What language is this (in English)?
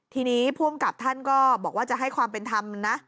Thai